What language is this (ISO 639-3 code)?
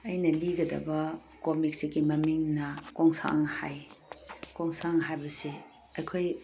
mni